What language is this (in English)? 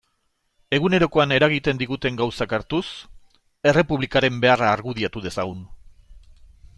Basque